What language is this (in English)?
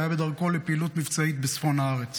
Hebrew